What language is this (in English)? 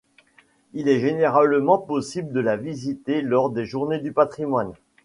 French